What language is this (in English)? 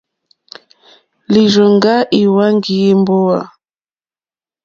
Mokpwe